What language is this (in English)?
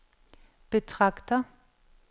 Danish